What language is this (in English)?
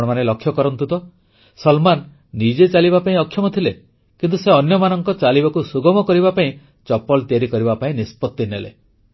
Odia